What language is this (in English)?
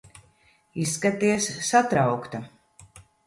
Latvian